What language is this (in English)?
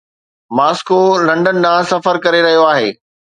Sindhi